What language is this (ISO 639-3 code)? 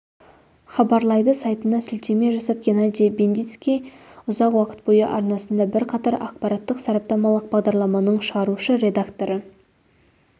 kaz